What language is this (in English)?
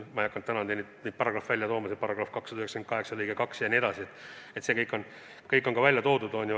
Estonian